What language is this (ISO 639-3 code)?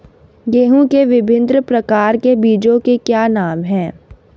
hin